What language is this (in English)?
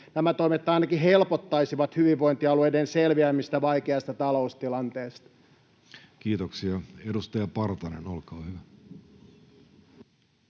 Finnish